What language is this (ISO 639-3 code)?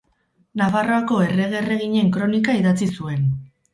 eus